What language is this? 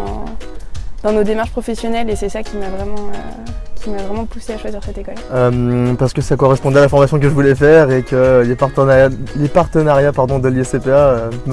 French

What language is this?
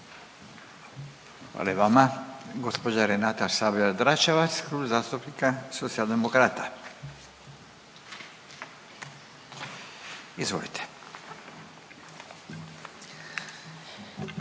Croatian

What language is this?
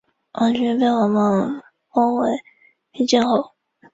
Chinese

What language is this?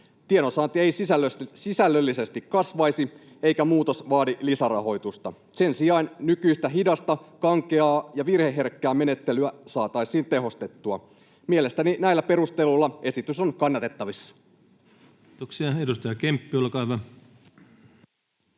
Finnish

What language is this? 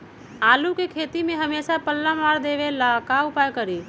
Magahi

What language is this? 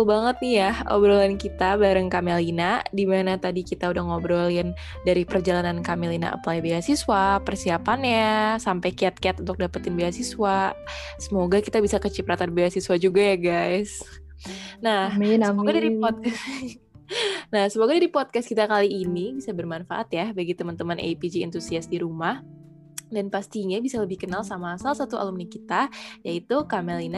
Indonesian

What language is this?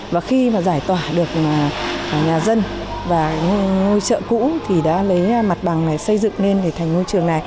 Vietnamese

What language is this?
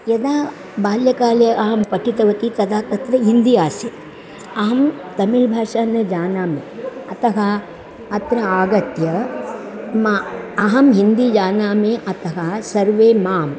Sanskrit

